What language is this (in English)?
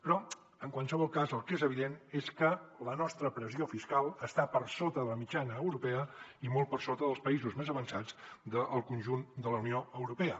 Catalan